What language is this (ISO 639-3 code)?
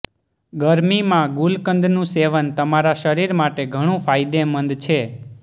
guj